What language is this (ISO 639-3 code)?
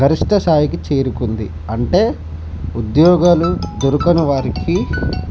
tel